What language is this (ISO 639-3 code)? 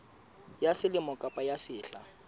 sot